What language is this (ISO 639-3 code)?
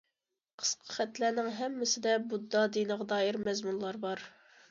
uig